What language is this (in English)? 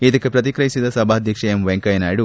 Kannada